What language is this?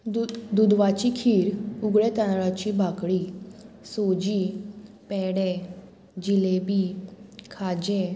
Konkani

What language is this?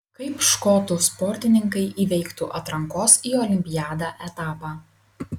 Lithuanian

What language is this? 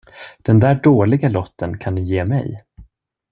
Swedish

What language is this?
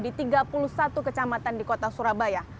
Indonesian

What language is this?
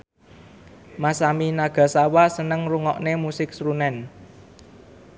Javanese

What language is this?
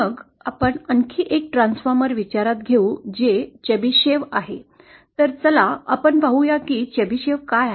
Marathi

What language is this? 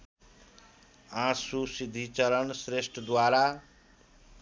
Nepali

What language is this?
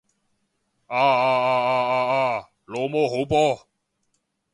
Cantonese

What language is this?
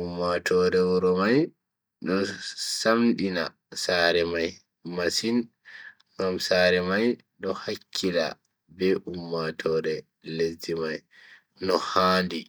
Bagirmi Fulfulde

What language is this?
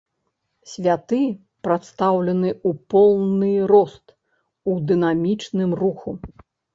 Belarusian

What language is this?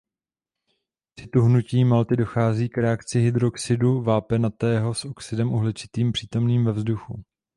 Czech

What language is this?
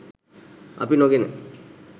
Sinhala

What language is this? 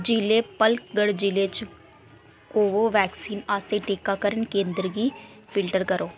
Dogri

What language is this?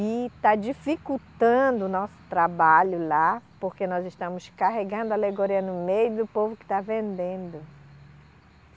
Portuguese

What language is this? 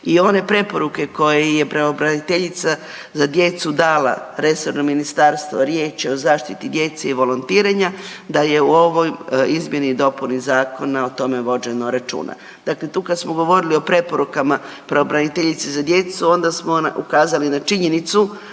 Croatian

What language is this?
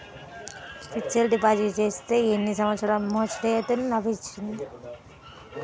Telugu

